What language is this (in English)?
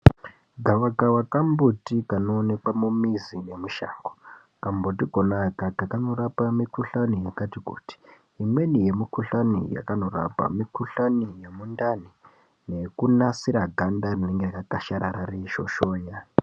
Ndau